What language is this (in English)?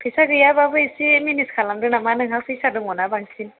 Bodo